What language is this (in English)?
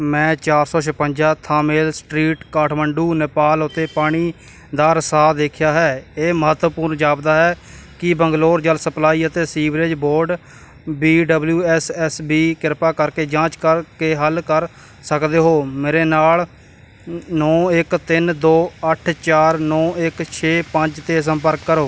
Punjabi